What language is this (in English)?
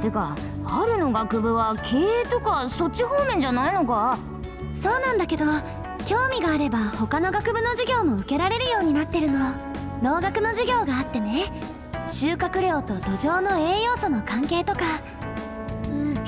Japanese